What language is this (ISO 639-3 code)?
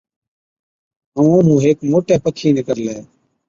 odk